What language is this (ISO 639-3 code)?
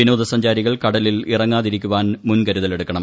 mal